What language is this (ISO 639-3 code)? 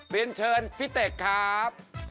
tha